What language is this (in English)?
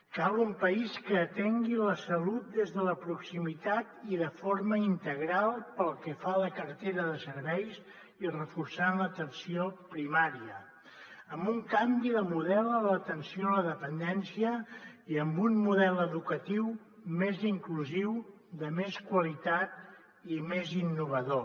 Catalan